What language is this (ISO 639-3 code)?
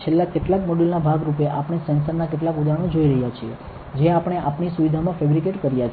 guj